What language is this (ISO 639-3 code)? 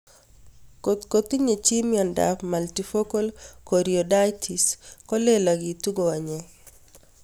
kln